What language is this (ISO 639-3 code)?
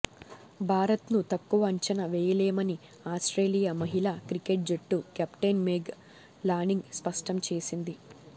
tel